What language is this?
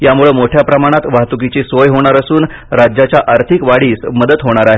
Marathi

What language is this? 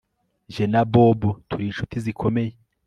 Kinyarwanda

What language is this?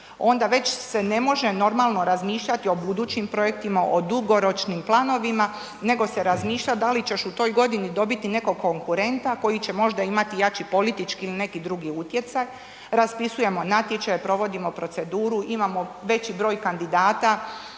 Croatian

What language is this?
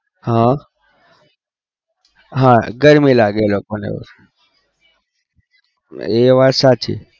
Gujarati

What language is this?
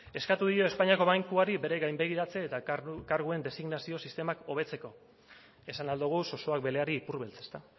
Basque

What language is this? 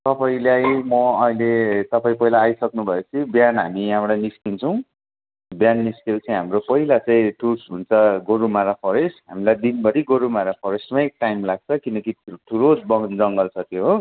Nepali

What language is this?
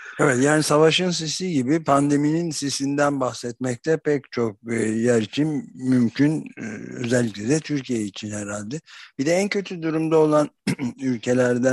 Turkish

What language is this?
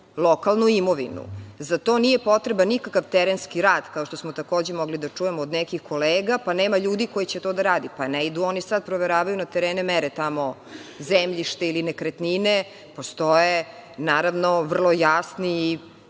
Serbian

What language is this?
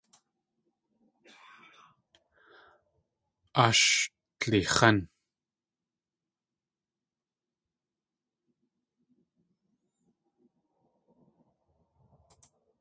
Tlingit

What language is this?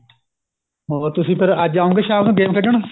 Punjabi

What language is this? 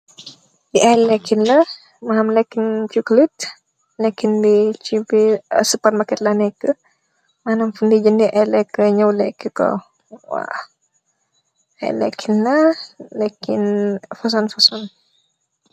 Wolof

